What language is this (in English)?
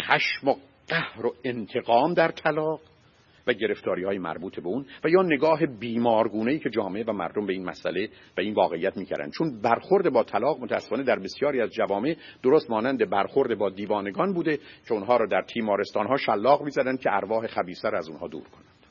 Persian